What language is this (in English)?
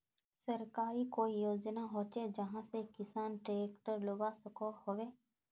Magahi